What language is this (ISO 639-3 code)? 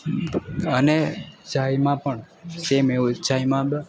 guj